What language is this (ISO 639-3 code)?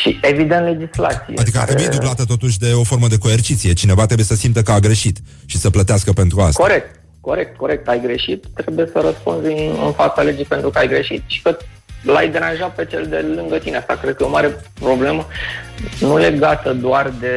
ron